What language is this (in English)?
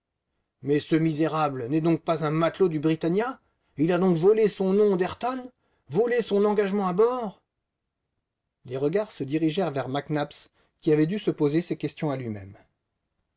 French